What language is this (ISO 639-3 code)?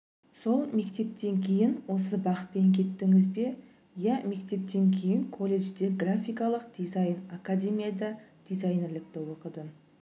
kaz